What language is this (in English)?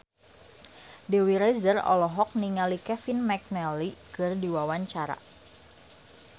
Sundanese